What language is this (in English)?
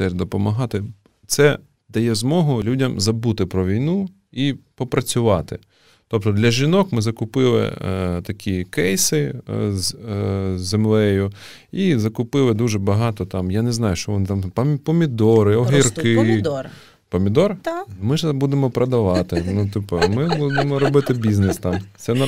Ukrainian